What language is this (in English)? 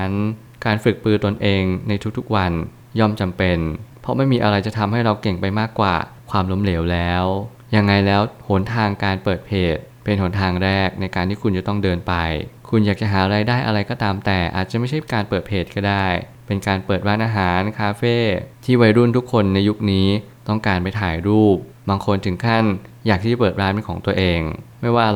Thai